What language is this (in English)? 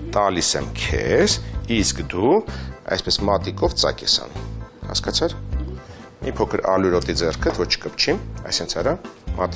Romanian